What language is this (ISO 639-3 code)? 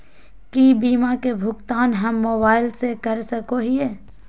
mag